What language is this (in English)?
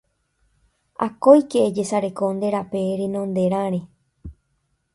Guarani